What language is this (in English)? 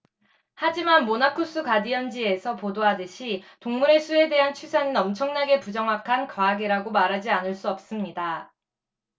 Korean